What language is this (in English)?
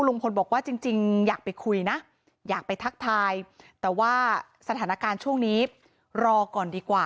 Thai